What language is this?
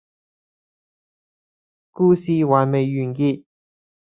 Cantonese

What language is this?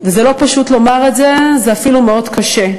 Hebrew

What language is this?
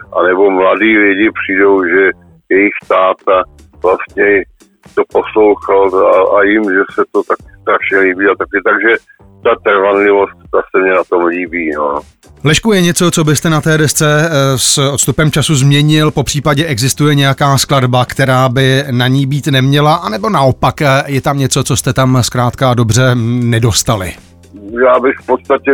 Czech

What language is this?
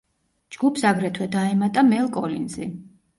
Georgian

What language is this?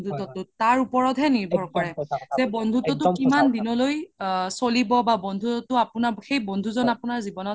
Assamese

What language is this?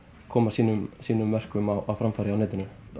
Icelandic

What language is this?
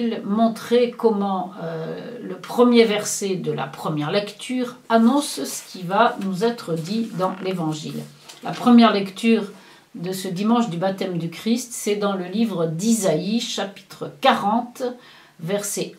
French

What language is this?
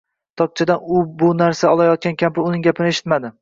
Uzbek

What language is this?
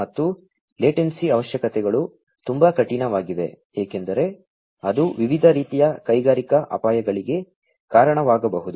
Kannada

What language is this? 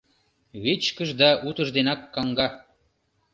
Mari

